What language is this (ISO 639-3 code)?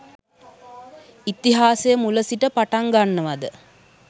sin